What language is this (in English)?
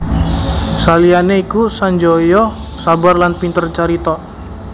Javanese